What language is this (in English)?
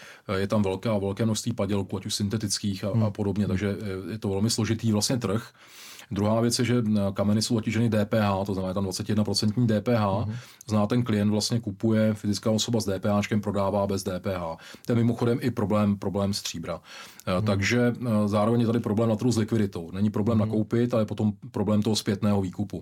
Czech